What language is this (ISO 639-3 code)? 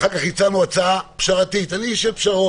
heb